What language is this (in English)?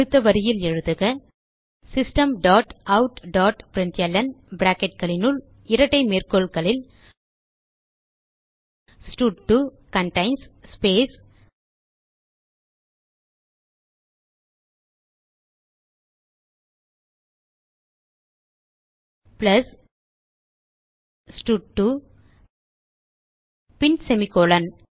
Tamil